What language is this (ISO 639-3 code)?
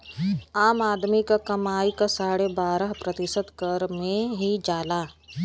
bho